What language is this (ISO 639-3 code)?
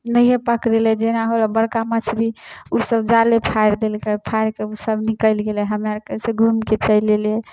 mai